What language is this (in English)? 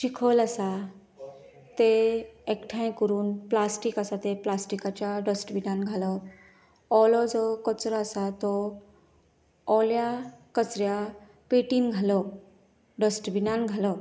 Konkani